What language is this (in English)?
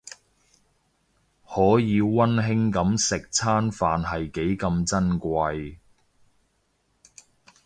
Cantonese